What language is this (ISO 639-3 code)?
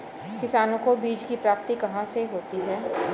hin